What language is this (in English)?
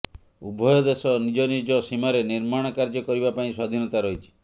Odia